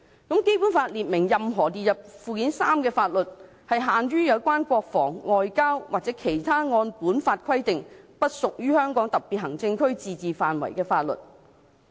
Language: Cantonese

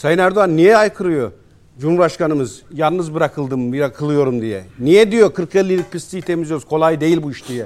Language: Turkish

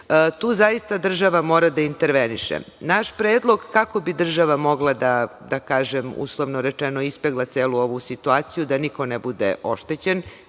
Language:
Serbian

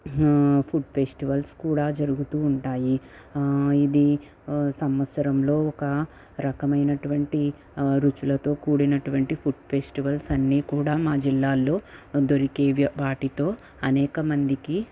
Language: Telugu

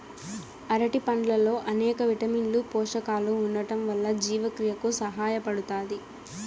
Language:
Telugu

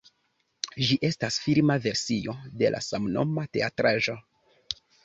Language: Esperanto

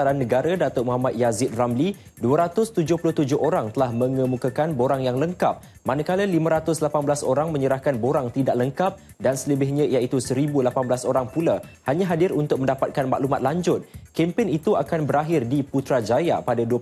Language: Malay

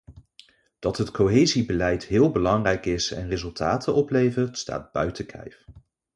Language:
Dutch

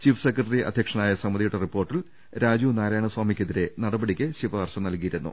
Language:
Malayalam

